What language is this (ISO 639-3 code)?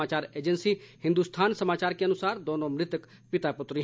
hin